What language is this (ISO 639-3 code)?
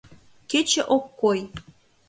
chm